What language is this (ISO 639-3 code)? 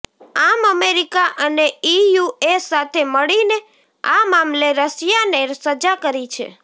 guj